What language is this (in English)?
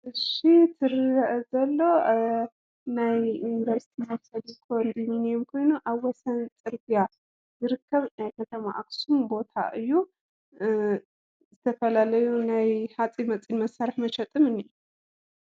Tigrinya